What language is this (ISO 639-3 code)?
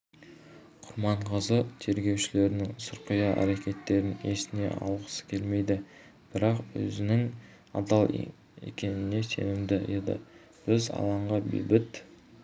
kaz